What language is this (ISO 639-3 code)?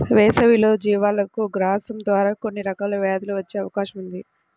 tel